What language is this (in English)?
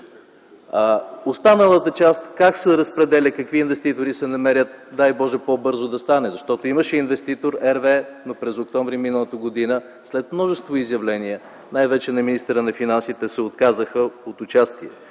Bulgarian